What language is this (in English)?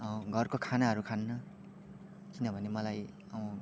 Nepali